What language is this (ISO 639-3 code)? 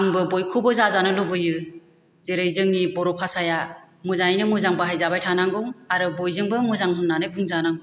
brx